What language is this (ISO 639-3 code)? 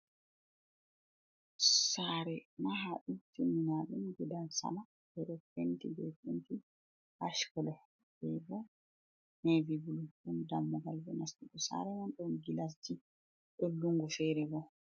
ful